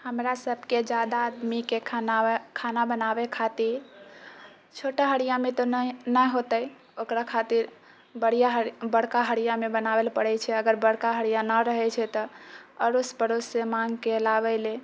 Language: Maithili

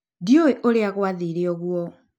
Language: Kikuyu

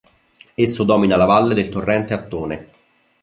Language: Italian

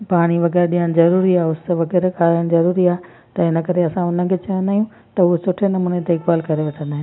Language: Sindhi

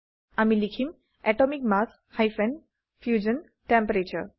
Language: Assamese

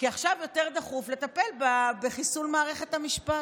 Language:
Hebrew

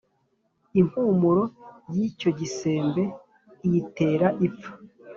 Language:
Kinyarwanda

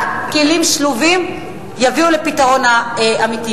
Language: Hebrew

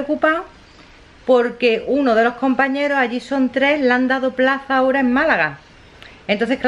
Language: Spanish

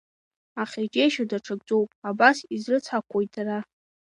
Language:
Abkhazian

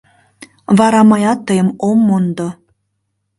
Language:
Mari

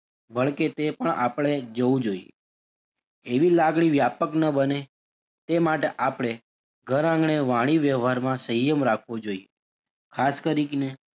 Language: Gujarati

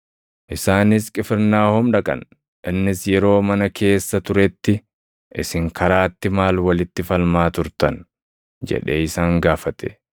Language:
Oromo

